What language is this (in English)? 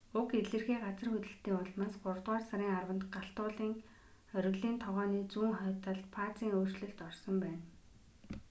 Mongolian